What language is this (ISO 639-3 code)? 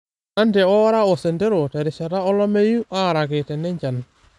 mas